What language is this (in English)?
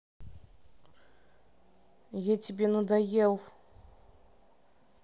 Russian